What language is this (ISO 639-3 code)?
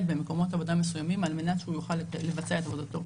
heb